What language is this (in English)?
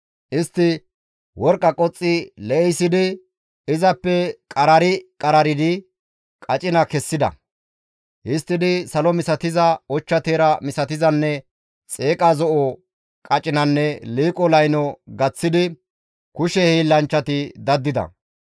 Gamo